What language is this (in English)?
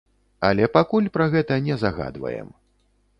Belarusian